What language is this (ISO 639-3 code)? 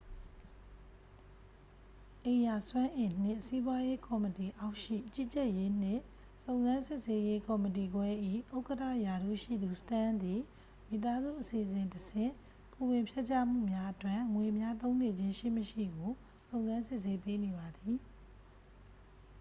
mya